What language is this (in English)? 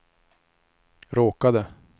Swedish